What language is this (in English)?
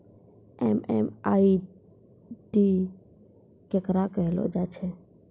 Maithili